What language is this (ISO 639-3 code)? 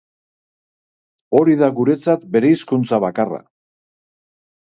eus